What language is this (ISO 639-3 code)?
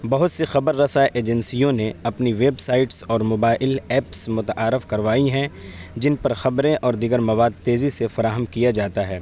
urd